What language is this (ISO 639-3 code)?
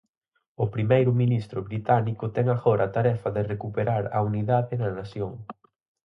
glg